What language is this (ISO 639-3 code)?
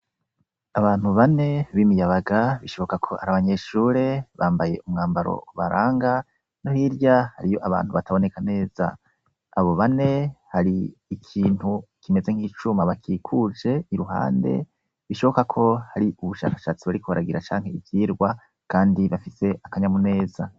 run